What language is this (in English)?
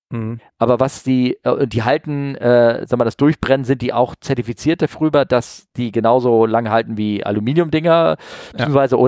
German